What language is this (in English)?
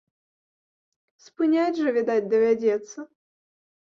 Belarusian